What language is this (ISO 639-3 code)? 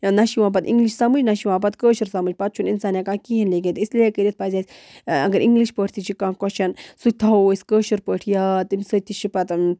kas